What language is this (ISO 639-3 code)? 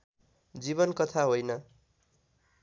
nep